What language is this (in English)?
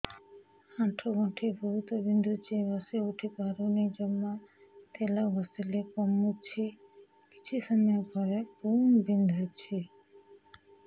Odia